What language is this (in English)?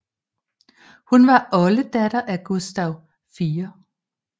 Danish